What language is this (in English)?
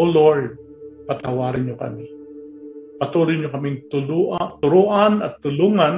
Filipino